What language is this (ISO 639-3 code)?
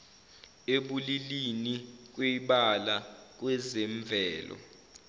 zul